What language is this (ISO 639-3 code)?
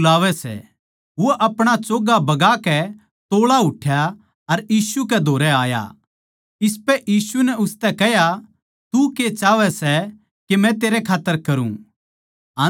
bgc